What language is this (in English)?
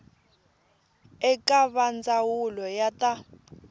Tsonga